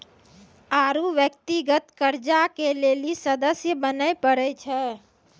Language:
Maithili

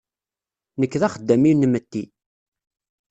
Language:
Kabyle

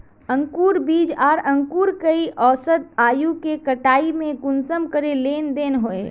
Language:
Magahi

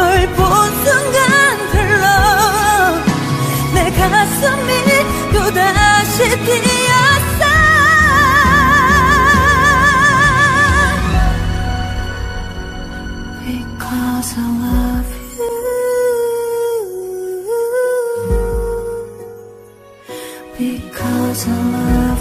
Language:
Korean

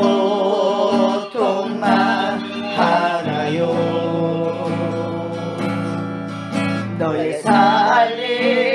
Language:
Korean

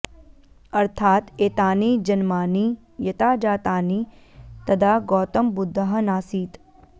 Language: Sanskrit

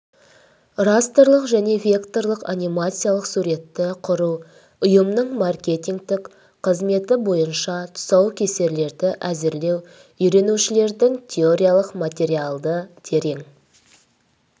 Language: Kazakh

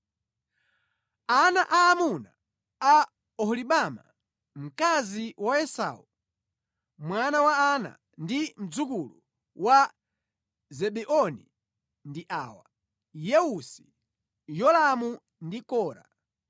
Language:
Nyanja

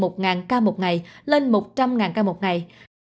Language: Vietnamese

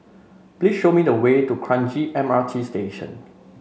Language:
English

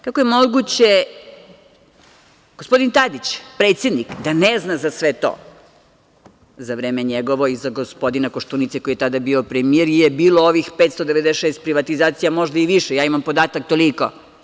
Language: Serbian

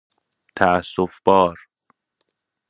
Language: Persian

